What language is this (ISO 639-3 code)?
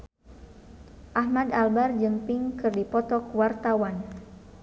sun